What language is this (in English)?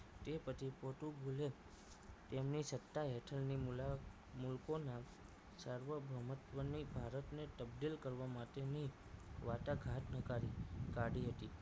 Gujarati